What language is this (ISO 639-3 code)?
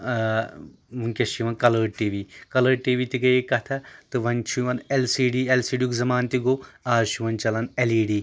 kas